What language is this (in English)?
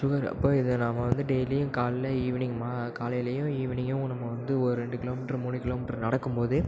Tamil